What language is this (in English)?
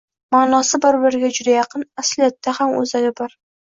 Uzbek